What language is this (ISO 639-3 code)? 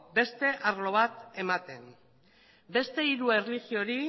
eus